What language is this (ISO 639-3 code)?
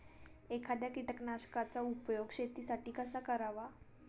mar